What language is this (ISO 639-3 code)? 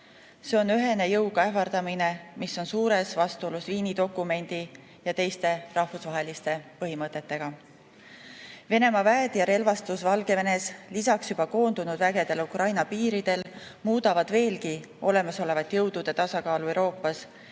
est